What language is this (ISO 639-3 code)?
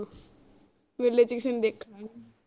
pan